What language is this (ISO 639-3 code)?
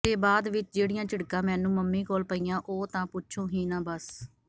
pan